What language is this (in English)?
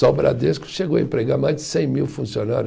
Portuguese